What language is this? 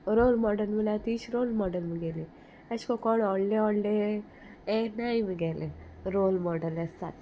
Konkani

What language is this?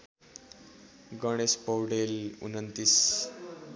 Nepali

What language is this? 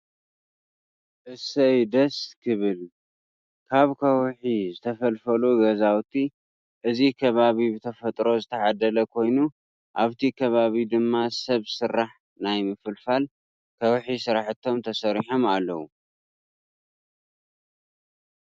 Tigrinya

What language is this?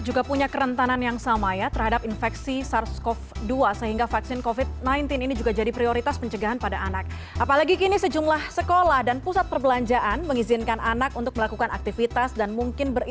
Indonesian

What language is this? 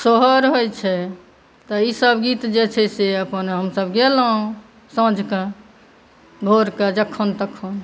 Maithili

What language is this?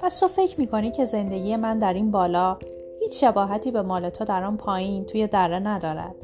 Persian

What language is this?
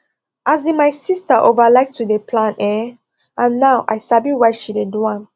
Nigerian Pidgin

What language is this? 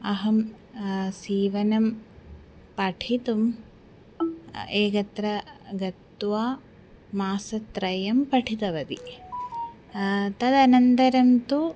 Sanskrit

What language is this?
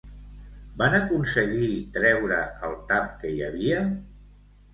Catalan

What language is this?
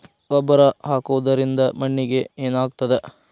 Kannada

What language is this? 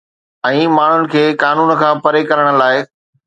Sindhi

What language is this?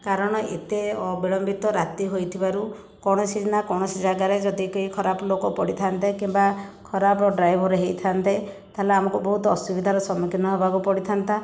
Odia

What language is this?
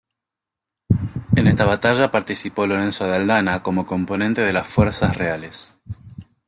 Spanish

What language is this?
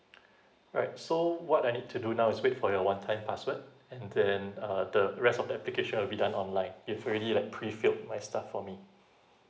English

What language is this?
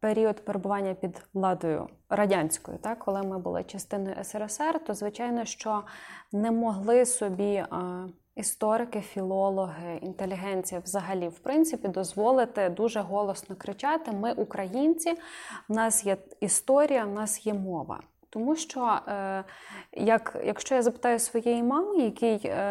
Ukrainian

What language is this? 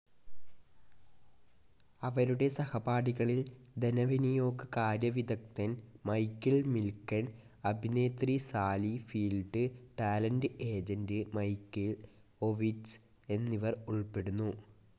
Malayalam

